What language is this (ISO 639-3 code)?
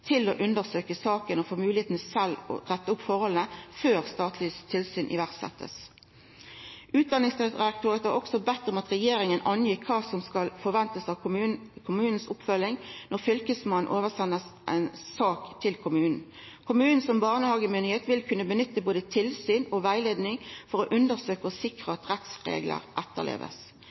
nno